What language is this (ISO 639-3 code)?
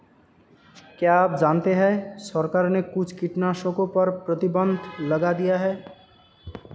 hin